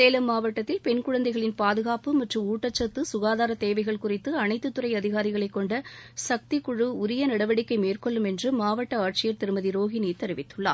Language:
Tamil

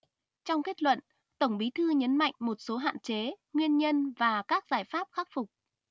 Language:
Vietnamese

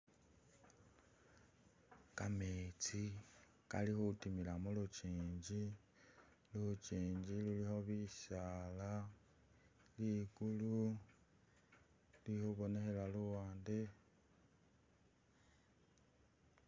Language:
Masaaba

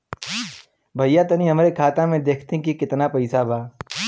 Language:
Bhojpuri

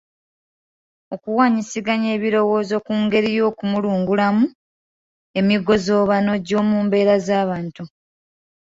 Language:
Ganda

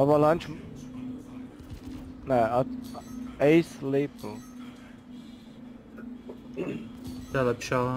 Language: Czech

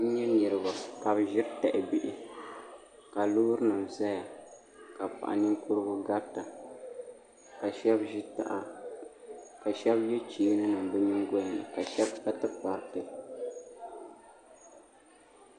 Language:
Dagbani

